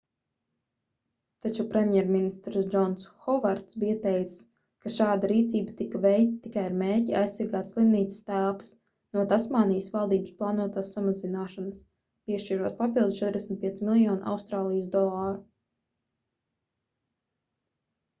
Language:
Latvian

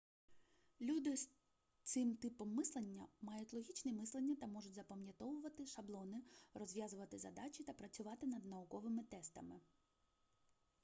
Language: Ukrainian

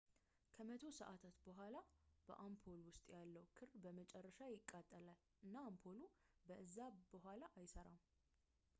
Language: Amharic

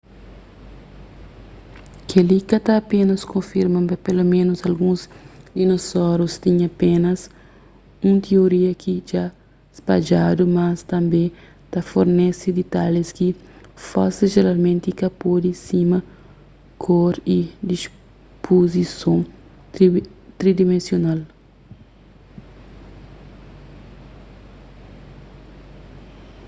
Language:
Kabuverdianu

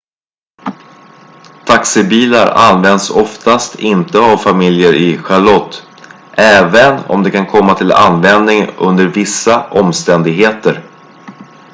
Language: Swedish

